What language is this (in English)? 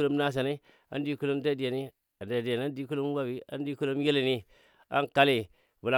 Dadiya